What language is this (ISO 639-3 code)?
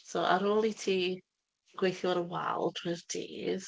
cym